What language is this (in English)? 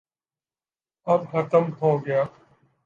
Urdu